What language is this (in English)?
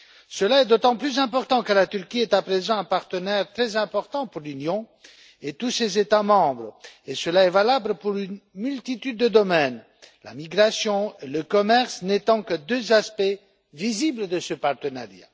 French